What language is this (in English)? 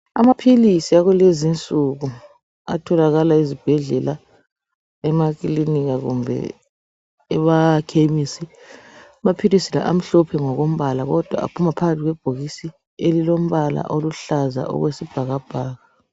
North Ndebele